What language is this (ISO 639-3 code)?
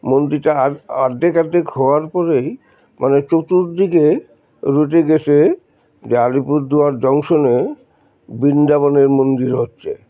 ben